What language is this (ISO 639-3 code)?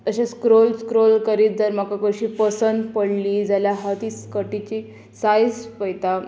kok